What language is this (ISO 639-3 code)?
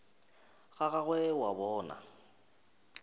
nso